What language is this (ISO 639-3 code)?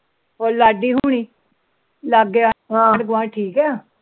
pan